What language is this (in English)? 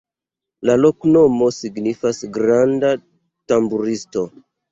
Esperanto